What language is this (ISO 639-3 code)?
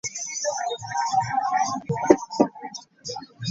lug